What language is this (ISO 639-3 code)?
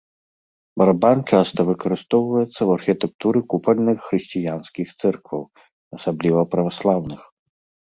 bel